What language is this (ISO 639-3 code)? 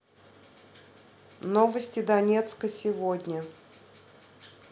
rus